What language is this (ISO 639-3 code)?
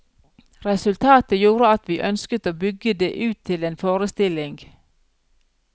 nor